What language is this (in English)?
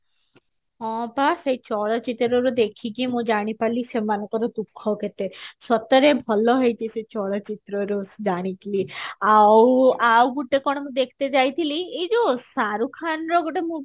Odia